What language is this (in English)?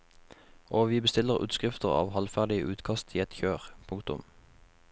Norwegian